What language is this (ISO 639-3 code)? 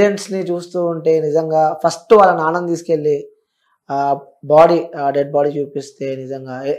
tel